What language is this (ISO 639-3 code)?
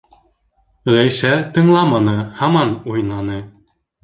bak